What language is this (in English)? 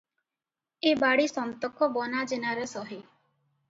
Odia